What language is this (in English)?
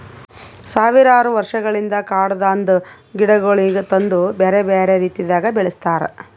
Kannada